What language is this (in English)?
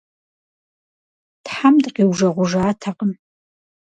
Kabardian